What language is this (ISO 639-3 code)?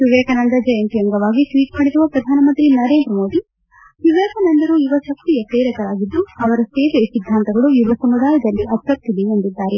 kan